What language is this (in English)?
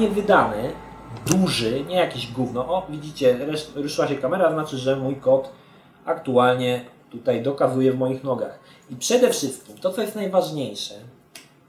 Polish